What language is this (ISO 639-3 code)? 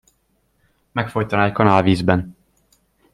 hun